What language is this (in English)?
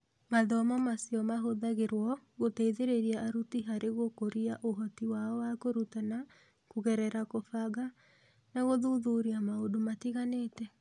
Kikuyu